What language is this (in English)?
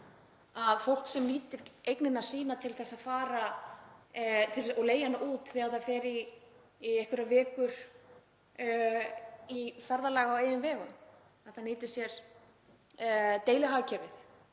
Icelandic